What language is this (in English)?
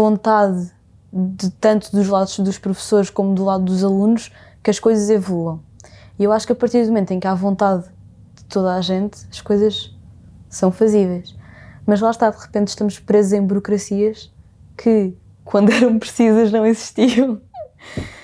Portuguese